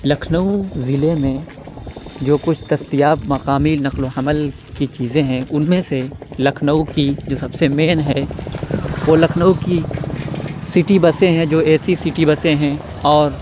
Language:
Urdu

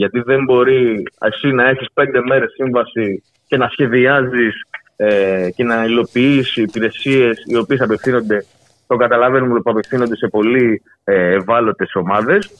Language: Greek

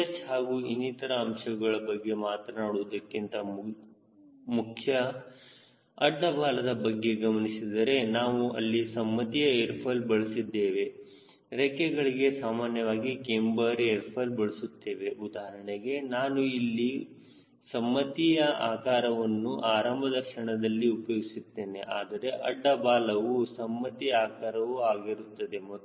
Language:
Kannada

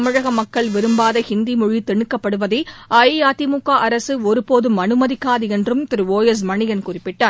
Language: Tamil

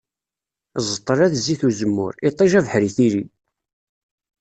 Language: Kabyle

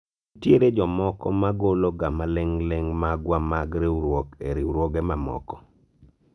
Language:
Luo (Kenya and Tanzania)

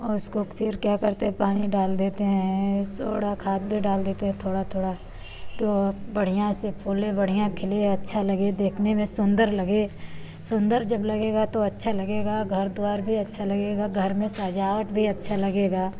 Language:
Hindi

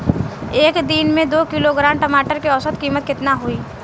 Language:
Bhojpuri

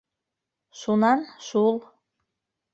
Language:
Bashkir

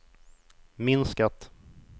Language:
Swedish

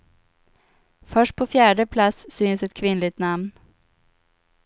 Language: Swedish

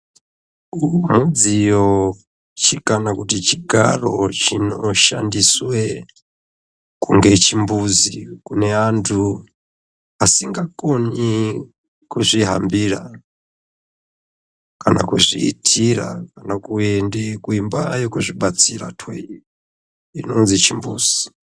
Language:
Ndau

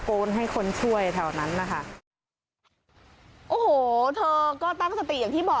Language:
Thai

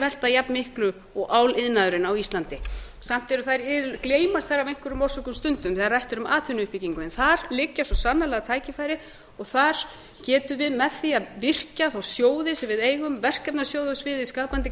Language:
Icelandic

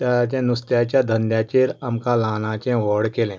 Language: Konkani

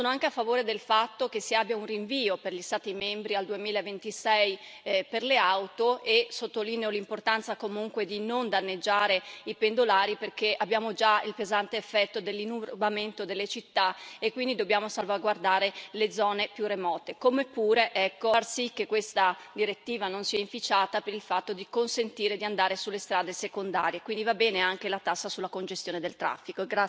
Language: Italian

